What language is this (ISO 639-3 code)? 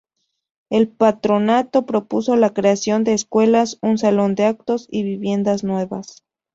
spa